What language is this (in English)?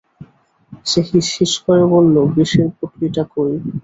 Bangla